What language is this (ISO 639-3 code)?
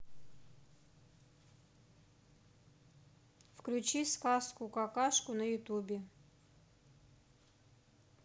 rus